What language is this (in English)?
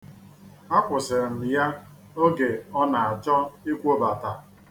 Igbo